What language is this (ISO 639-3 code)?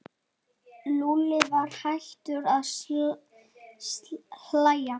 isl